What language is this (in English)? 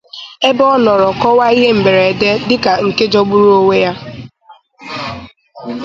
Igbo